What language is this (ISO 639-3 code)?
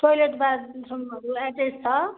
nep